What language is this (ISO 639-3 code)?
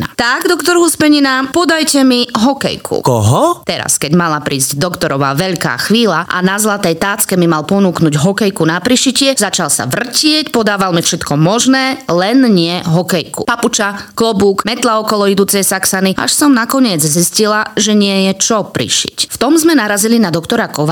slk